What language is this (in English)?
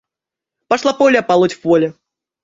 Russian